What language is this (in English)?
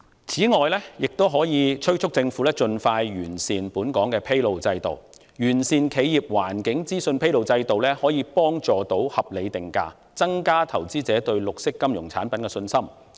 Cantonese